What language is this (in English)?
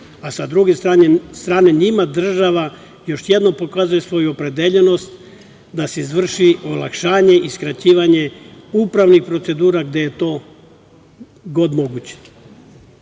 Serbian